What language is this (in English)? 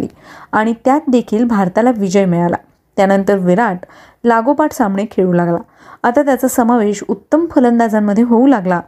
Marathi